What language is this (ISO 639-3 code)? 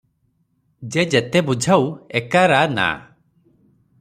ori